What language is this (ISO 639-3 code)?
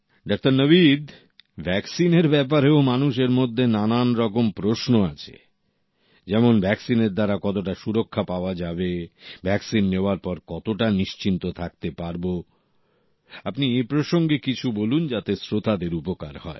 ben